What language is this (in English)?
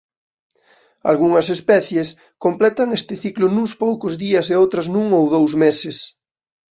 Galician